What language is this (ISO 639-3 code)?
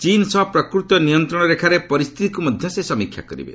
ori